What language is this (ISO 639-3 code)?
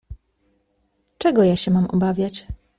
pol